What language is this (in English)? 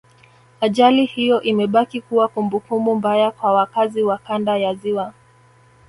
Swahili